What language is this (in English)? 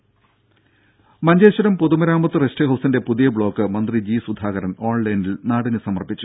Malayalam